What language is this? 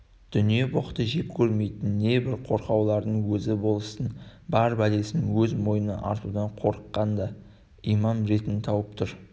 Kazakh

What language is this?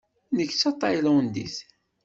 Kabyle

